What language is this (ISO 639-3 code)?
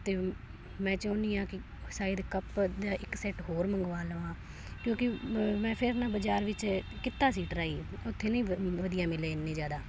pan